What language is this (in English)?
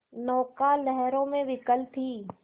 Hindi